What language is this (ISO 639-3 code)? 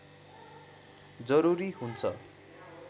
nep